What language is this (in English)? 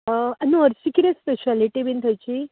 Konkani